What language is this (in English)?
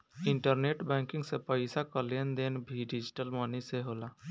Bhojpuri